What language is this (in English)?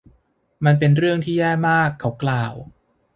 Thai